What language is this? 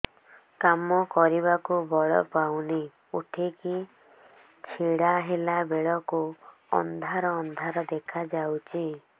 Odia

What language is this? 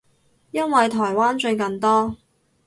Cantonese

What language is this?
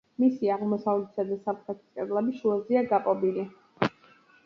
Georgian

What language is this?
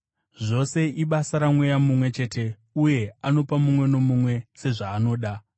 Shona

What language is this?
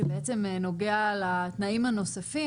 Hebrew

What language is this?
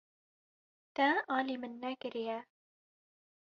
Kurdish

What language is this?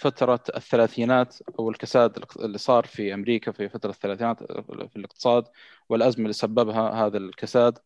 Arabic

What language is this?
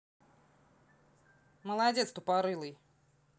Russian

